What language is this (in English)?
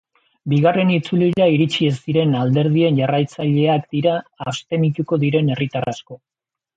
Basque